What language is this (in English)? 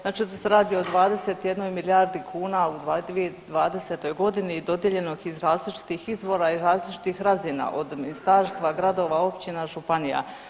Croatian